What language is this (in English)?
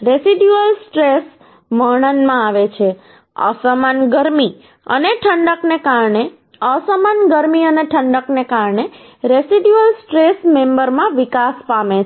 Gujarati